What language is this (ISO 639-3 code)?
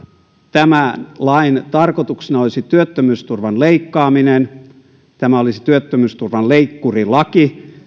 fin